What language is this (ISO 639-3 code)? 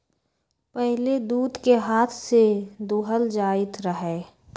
mag